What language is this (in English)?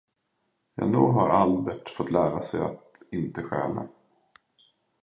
Swedish